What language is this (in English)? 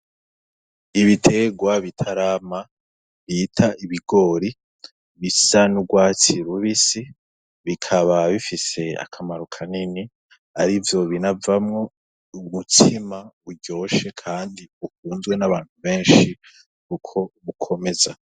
Rundi